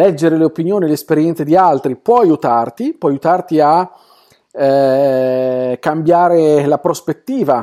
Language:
Italian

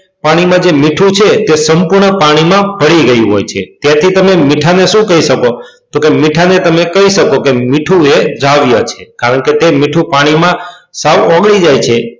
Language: Gujarati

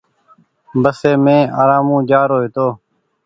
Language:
Goaria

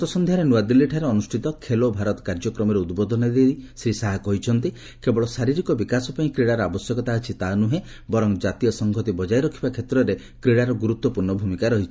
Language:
Odia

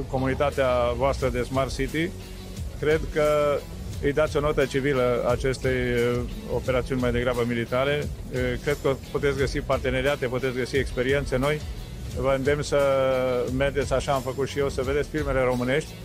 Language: Romanian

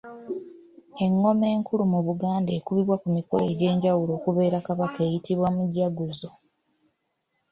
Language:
Ganda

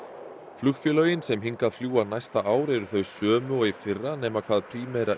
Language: Icelandic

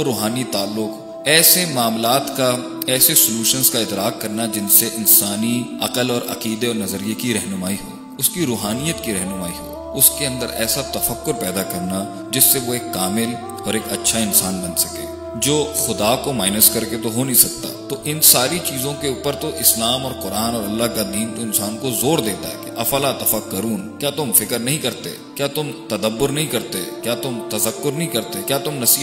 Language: Urdu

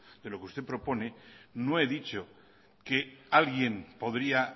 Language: Spanish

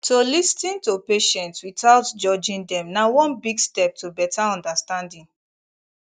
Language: Nigerian Pidgin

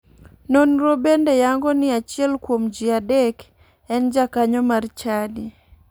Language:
Luo (Kenya and Tanzania)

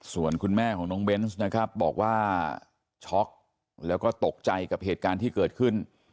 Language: Thai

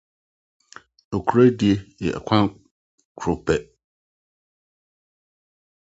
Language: Akan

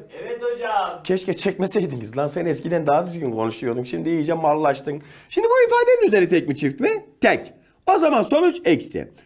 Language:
Turkish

